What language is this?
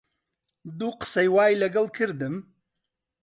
Central Kurdish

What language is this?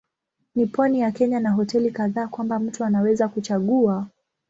Swahili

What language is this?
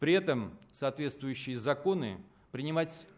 Russian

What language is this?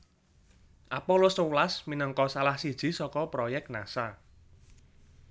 Javanese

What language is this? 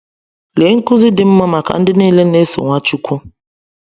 Igbo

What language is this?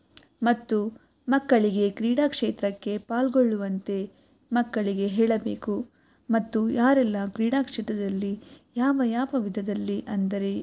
Kannada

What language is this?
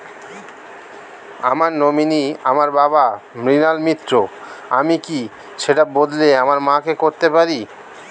Bangla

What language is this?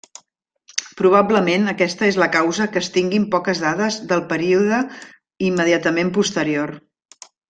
Catalan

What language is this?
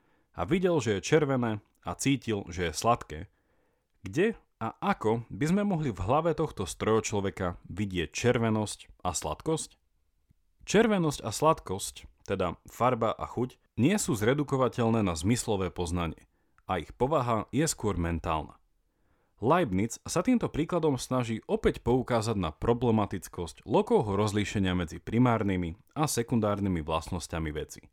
Slovak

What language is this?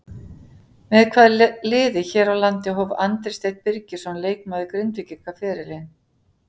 Icelandic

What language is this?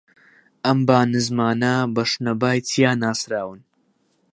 Central Kurdish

